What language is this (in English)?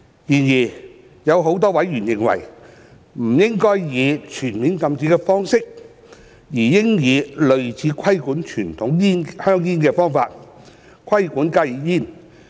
Cantonese